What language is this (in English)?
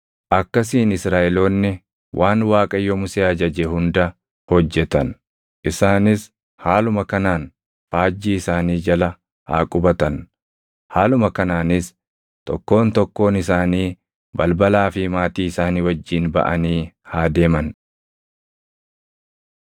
Oromo